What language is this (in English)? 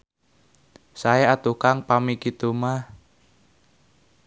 Sundanese